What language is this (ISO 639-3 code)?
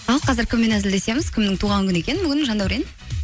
kaz